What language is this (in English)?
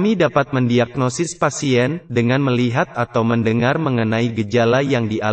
Indonesian